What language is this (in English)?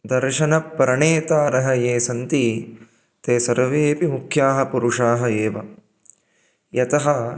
Sanskrit